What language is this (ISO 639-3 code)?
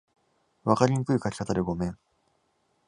jpn